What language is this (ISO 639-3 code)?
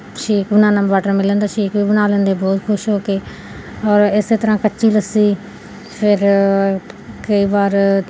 pan